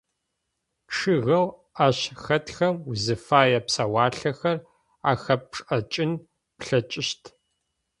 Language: Adyghe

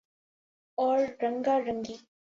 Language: Urdu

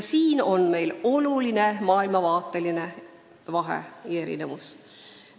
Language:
Estonian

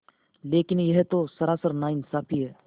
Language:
Hindi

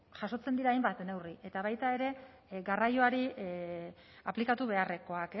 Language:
Basque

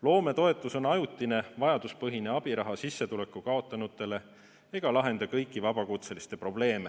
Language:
Estonian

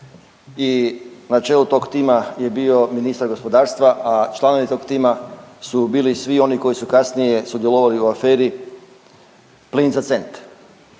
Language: Croatian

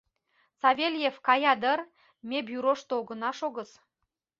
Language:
Mari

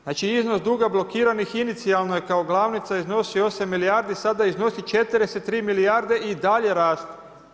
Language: Croatian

